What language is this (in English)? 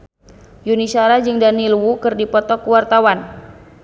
Sundanese